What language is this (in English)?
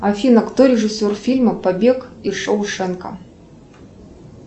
Russian